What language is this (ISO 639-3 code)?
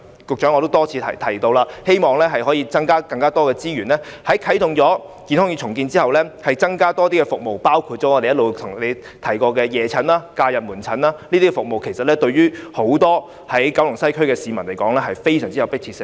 yue